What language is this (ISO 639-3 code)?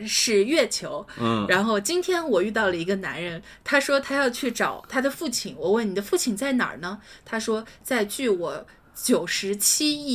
zho